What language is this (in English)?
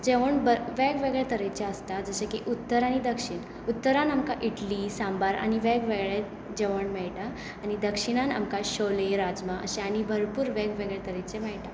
Konkani